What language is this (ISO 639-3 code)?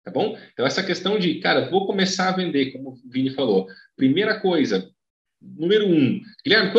por